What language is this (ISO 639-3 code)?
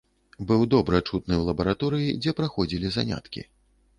bel